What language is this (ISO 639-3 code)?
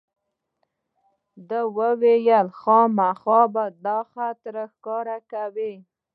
pus